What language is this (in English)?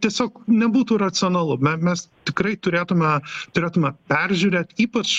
Lithuanian